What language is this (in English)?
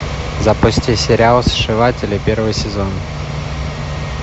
Russian